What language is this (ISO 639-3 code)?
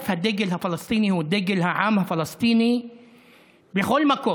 heb